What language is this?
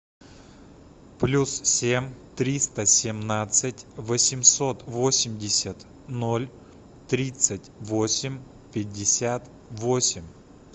Russian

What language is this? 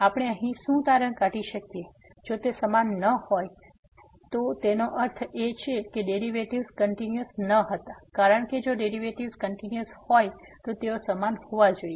Gujarati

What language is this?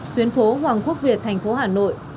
Vietnamese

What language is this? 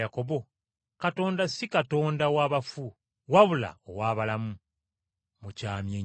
Ganda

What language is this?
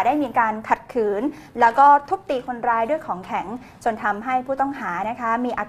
Thai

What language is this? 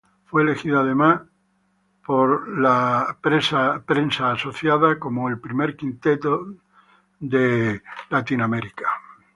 Spanish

